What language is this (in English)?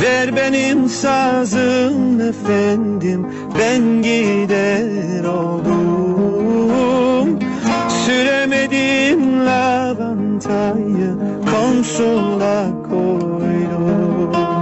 Turkish